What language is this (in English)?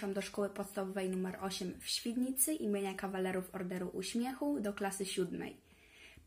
Polish